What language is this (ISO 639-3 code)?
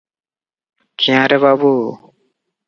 ori